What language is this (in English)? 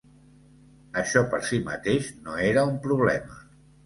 Catalan